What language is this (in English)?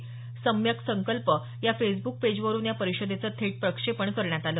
Marathi